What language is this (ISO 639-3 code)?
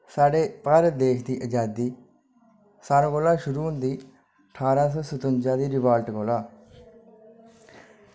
doi